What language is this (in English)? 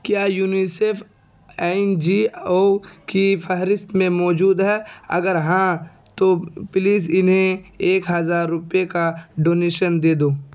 Urdu